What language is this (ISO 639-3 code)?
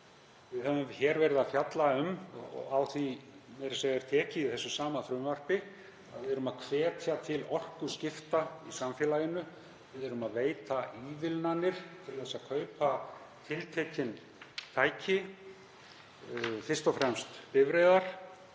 isl